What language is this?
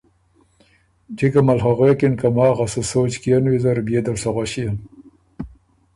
Ormuri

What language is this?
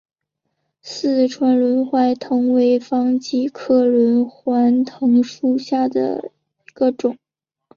Chinese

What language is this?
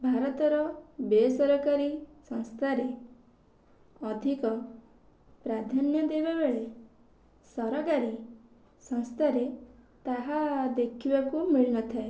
Odia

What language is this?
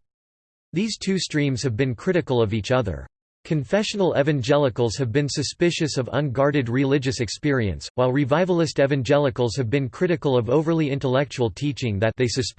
English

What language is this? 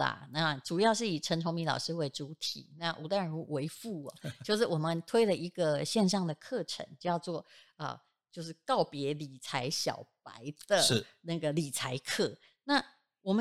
Chinese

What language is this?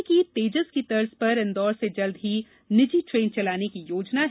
Hindi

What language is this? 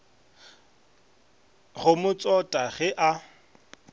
Northern Sotho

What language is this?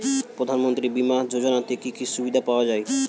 Bangla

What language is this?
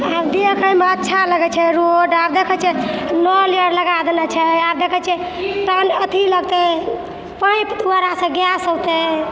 Maithili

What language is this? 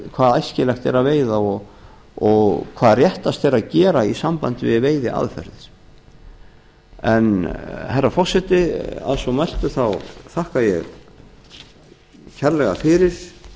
Icelandic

